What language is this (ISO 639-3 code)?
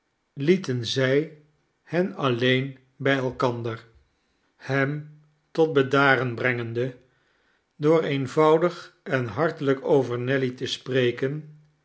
nld